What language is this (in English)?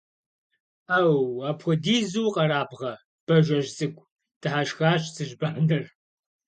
Kabardian